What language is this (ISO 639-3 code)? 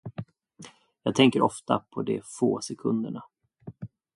swe